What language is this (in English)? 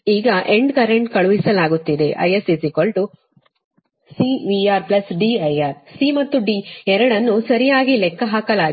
Kannada